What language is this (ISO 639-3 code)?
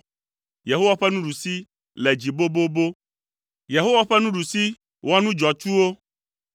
ewe